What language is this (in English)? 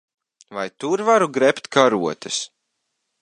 Latvian